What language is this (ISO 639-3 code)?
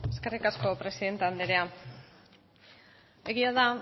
eus